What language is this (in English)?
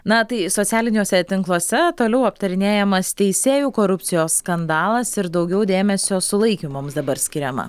Lithuanian